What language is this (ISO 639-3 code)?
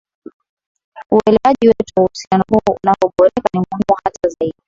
swa